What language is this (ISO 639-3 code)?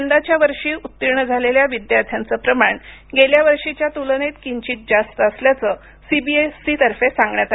mar